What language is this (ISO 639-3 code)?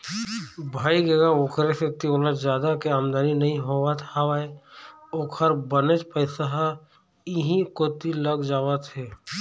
hne